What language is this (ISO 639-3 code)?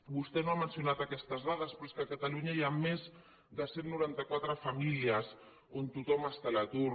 cat